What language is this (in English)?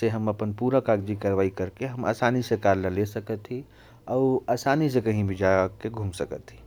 Korwa